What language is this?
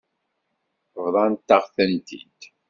Kabyle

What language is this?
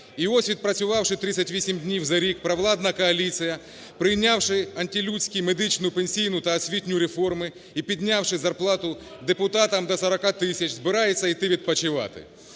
Ukrainian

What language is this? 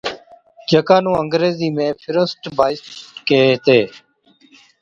Od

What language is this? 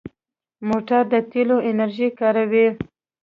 Pashto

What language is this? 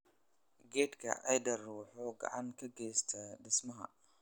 Somali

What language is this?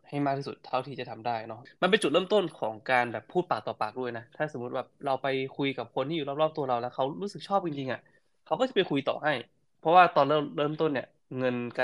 Thai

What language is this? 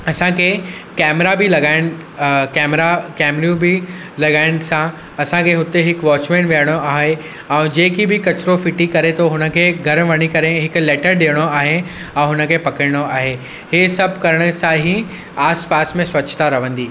Sindhi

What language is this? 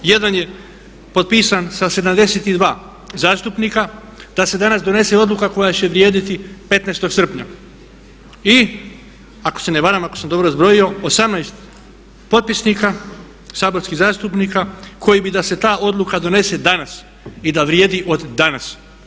Croatian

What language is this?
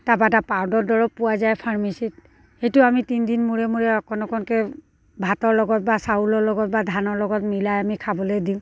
Assamese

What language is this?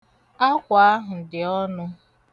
Igbo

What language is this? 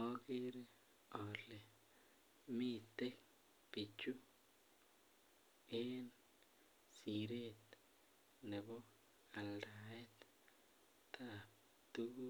Kalenjin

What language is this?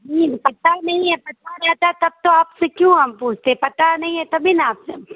Urdu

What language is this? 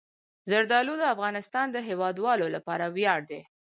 Pashto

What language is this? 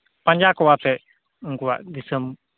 Santali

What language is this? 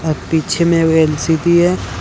Hindi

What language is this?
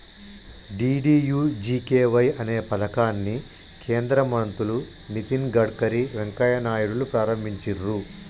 Telugu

